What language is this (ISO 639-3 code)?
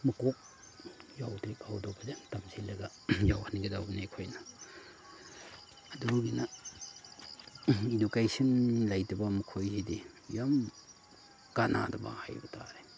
mni